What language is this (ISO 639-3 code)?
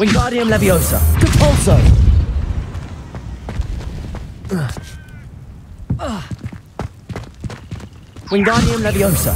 eng